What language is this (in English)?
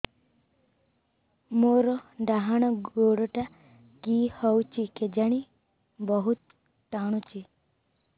Odia